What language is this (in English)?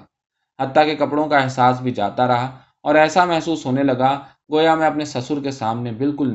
Urdu